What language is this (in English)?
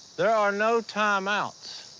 English